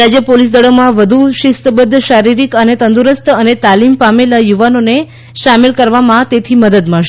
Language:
Gujarati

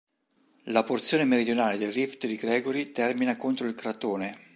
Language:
Italian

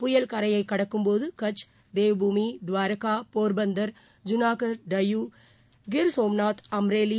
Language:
Tamil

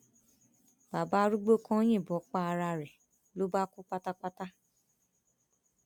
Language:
Yoruba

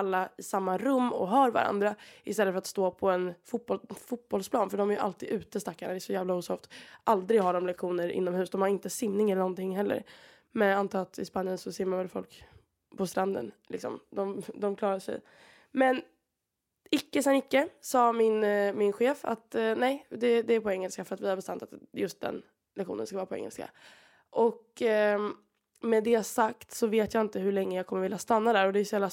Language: Swedish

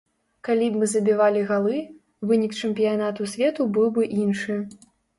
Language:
Belarusian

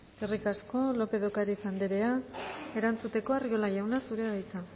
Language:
Basque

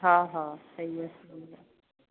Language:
Sindhi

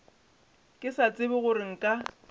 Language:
Northern Sotho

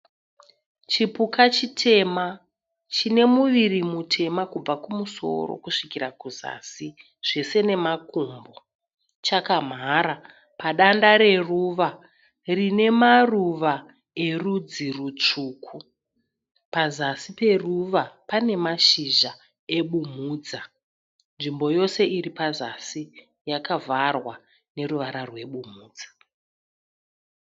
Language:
Shona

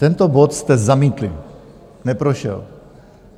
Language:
Czech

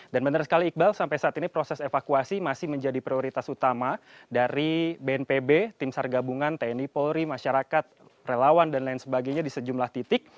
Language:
Indonesian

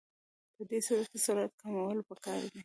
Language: Pashto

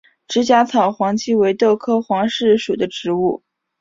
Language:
Chinese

